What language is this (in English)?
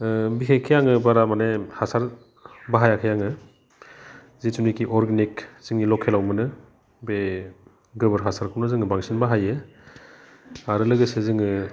Bodo